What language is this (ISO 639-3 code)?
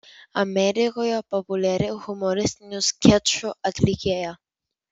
lit